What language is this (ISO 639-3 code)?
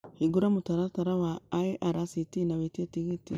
kik